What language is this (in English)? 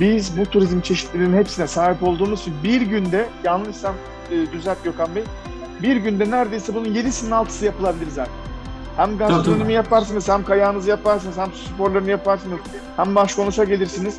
Turkish